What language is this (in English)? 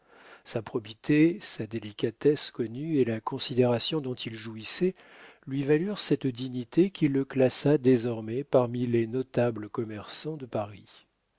French